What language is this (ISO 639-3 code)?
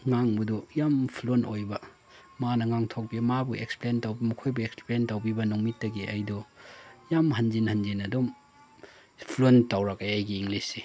mni